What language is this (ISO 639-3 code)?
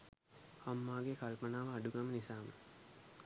sin